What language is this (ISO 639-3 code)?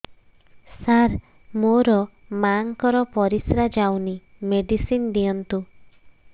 ori